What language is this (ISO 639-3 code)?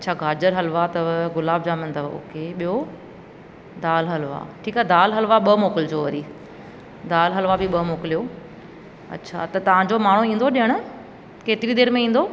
snd